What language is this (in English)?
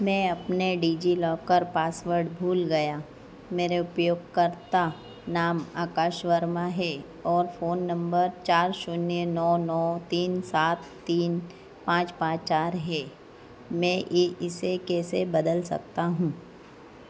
Hindi